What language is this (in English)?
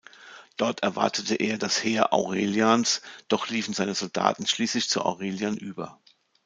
German